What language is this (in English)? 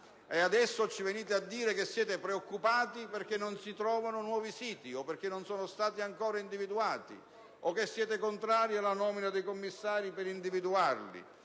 Italian